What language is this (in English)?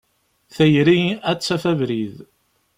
Kabyle